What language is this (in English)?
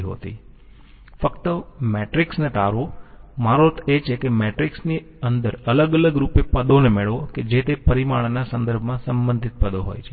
Gujarati